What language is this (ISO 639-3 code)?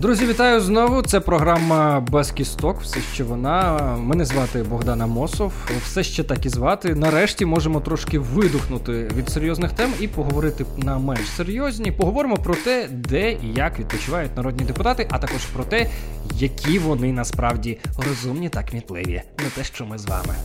ukr